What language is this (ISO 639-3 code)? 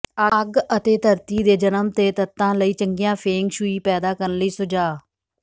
pan